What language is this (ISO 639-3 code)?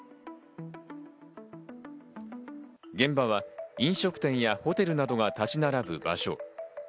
jpn